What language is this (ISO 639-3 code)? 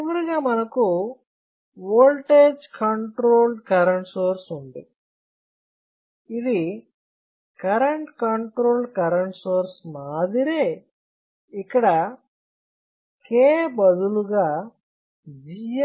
tel